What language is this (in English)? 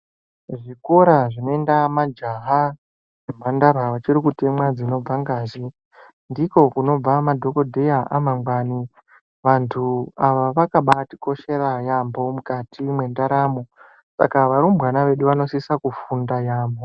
Ndau